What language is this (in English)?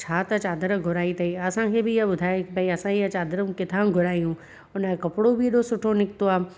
Sindhi